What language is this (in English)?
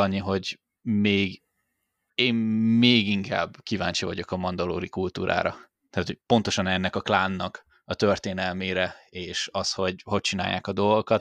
Hungarian